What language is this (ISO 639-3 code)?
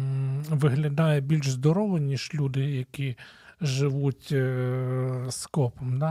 ukr